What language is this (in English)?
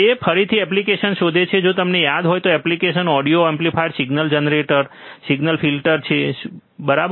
Gujarati